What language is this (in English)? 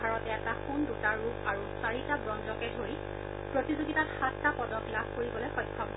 Assamese